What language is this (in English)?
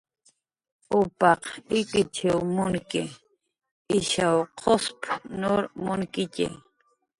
Jaqaru